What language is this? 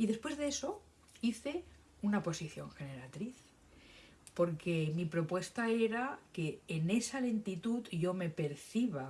Spanish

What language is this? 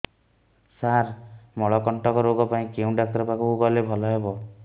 Odia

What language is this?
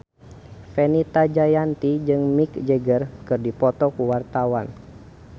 Sundanese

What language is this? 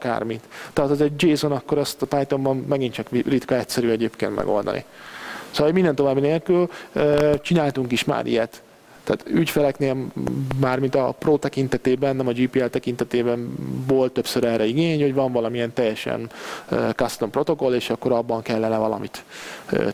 Hungarian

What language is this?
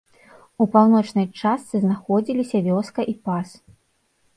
Belarusian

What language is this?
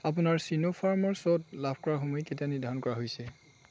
Assamese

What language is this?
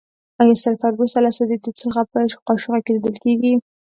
Pashto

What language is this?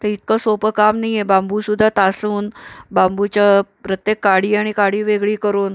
Marathi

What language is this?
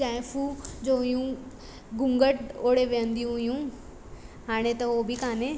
Sindhi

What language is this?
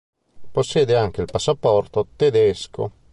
Italian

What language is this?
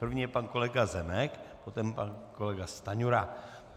Czech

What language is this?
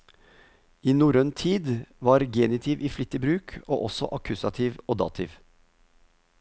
Norwegian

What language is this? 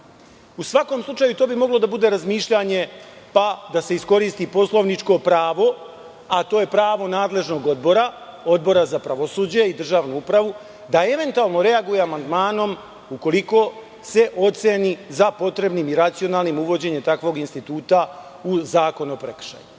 Serbian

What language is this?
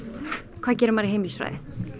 Icelandic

